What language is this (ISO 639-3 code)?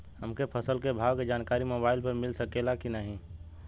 bho